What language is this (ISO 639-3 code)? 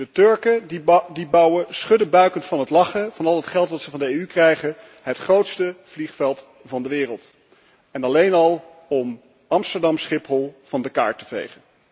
nld